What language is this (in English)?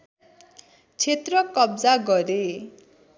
Nepali